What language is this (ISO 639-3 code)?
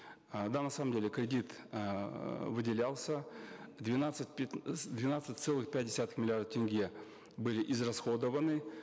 kaz